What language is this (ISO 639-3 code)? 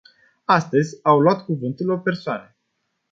ron